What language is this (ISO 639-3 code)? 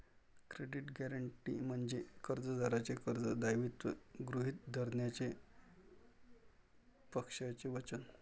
mar